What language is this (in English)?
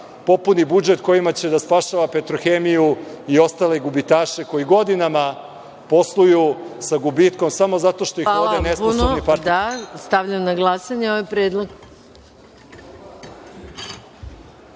Serbian